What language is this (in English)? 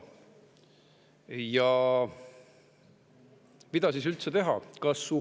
Estonian